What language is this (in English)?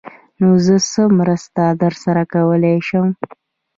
Pashto